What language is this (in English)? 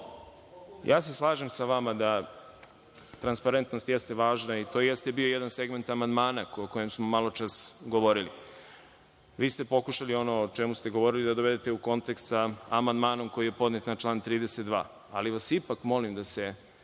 Serbian